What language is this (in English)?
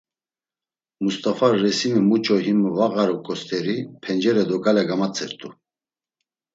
Laz